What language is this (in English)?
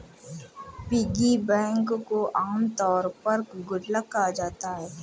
Hindi